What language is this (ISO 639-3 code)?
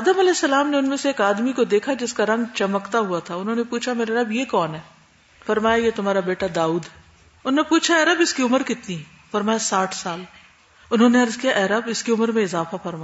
urd